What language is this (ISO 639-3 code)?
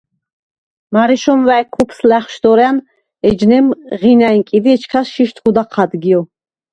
sva